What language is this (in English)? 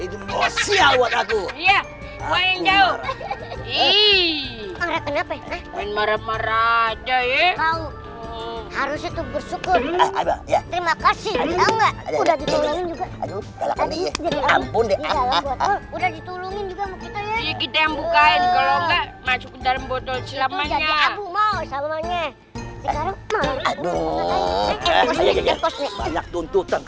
Indonesian